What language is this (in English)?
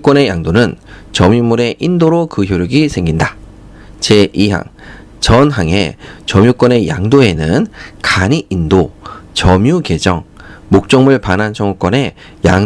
Korean